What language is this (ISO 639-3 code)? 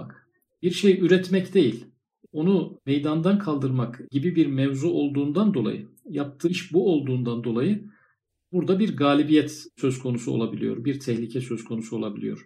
tur